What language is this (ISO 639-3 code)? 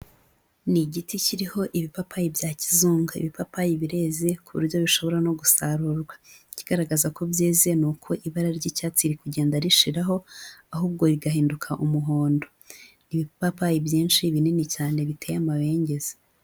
kin